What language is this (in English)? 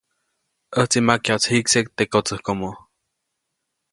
Copainalá Zoque